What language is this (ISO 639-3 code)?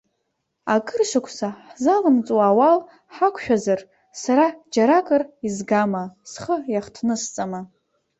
abk